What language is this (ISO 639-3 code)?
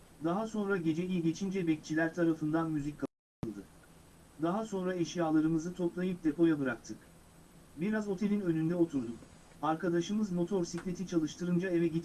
tur